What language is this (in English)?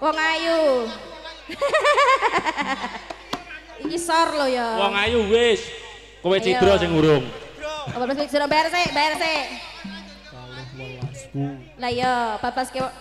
Indonesian